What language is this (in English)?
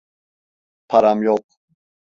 Turkish